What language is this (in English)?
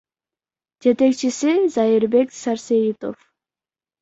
Kyrgyz